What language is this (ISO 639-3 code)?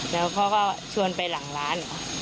tha